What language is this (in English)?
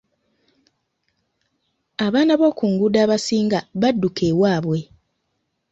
Ganda